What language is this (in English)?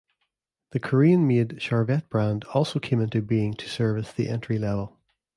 English